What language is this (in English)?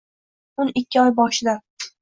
Uzbek